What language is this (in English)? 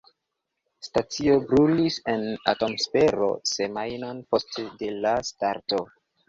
Esperanto